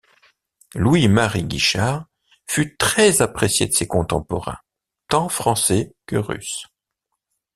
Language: French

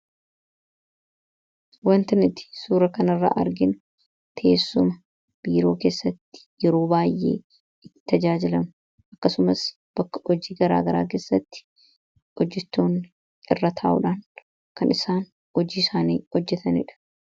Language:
Oromo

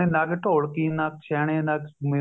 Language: Punjabi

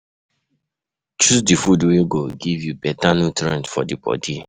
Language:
Nigerian Pidgin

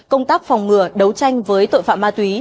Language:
Vietnamese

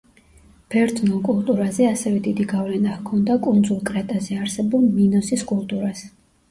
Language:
Georgian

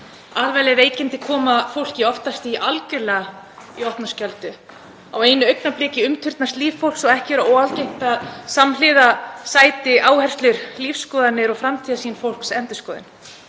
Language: Icelandic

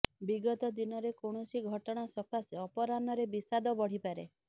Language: Odia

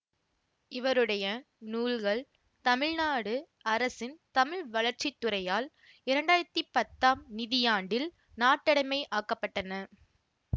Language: Tamil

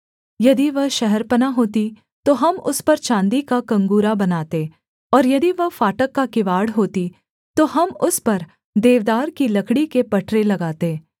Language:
Hindi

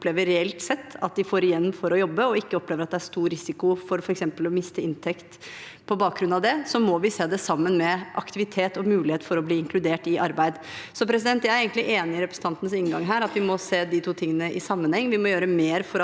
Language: Norwegian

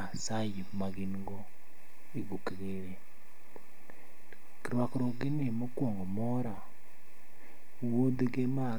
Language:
Luo (Kenya and Tanzania)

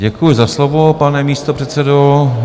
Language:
Czech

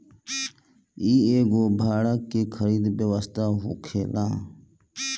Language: Bhojpuri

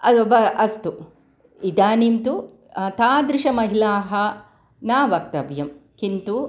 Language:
Sanskrit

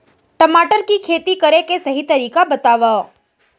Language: Chhattisgarhi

